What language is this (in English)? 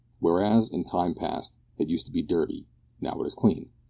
English